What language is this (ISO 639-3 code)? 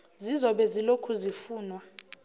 zul